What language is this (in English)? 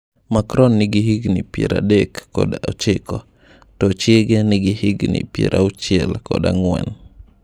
Luo (Kenya and Tanzania)